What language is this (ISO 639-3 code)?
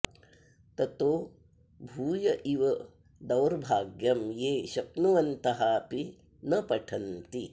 san